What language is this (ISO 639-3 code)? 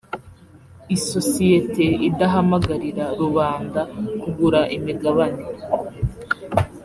kin